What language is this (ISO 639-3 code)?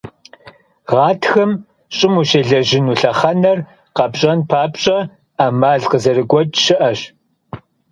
kbd